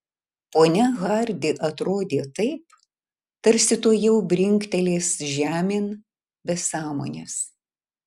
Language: Lithuanian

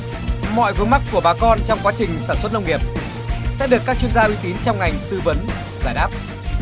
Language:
Vietnamese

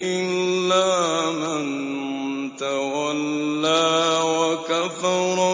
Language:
Arabic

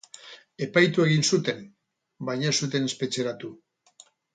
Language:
Basque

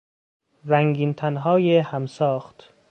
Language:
Persian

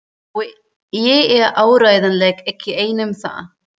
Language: Icelandic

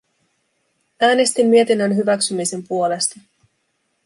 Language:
Finnish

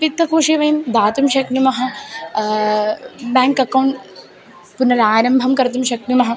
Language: Sanskrit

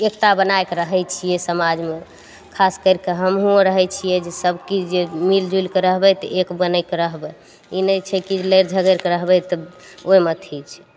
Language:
Maithili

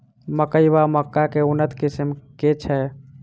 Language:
Maithili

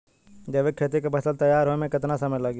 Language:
Bhojpuri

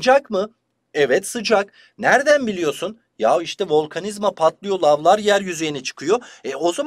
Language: Turkish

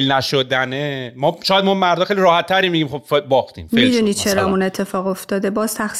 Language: Persian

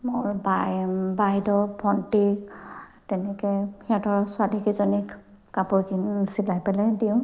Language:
Assamese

